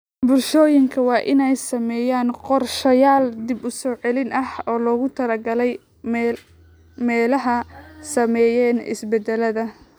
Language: Somali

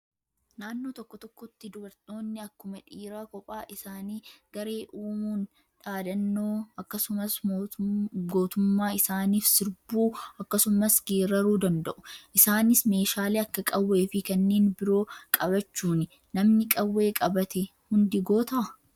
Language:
Oromo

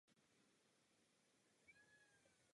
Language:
Czech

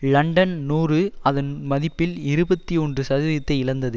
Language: Tamil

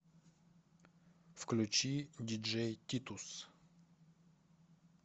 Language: Russian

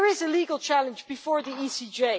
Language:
English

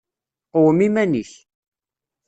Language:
Kabyle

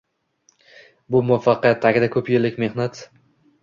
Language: Uzbek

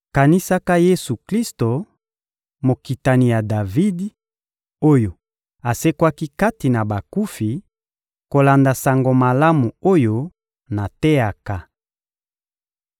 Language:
Lingala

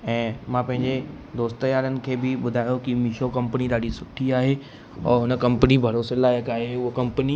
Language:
Sindhi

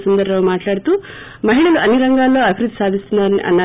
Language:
Telugu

